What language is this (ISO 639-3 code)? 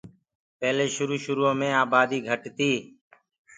ggg